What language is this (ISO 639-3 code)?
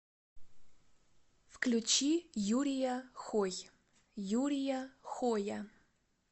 rus